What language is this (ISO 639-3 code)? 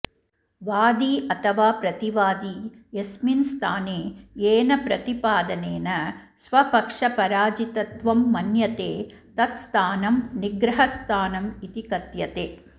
san